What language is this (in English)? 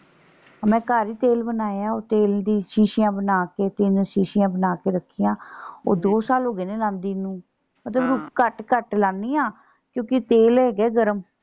Punjabi